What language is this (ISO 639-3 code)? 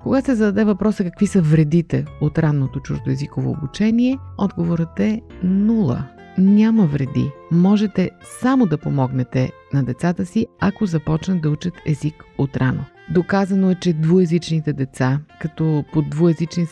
bul